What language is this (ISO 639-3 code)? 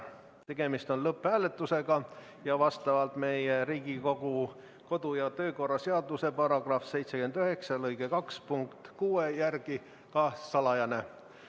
est